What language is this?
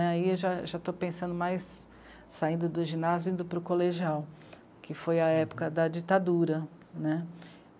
Portuguese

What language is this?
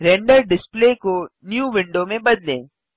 Hindi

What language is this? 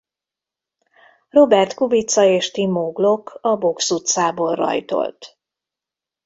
Hungarian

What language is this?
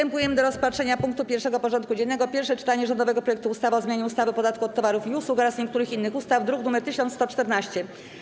Polish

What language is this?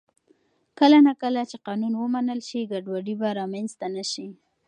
Pashto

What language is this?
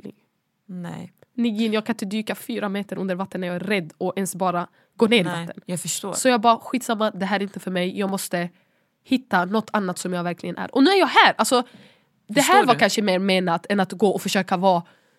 Swedish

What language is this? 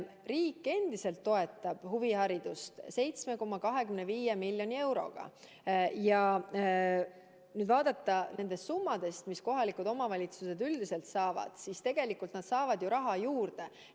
Estonian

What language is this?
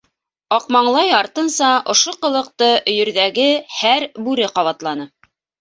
Bashkir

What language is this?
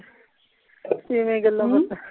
Punjabi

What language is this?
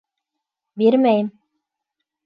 Bashkir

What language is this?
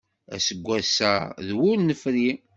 Kabyle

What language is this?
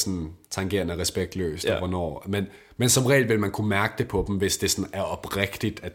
Danish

